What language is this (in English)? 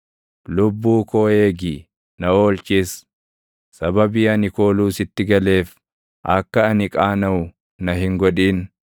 Oromo